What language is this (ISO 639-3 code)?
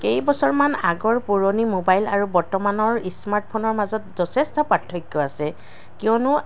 asm